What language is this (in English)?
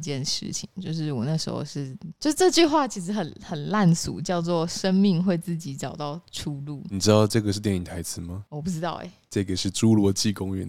Chinese